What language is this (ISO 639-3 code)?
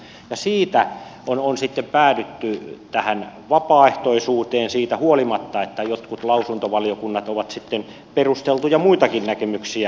fin